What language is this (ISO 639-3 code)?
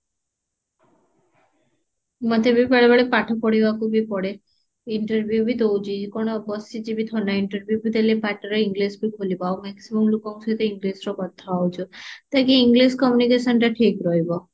ori